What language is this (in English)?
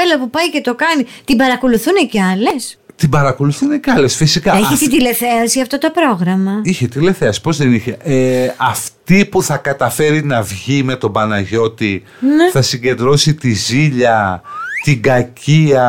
Greek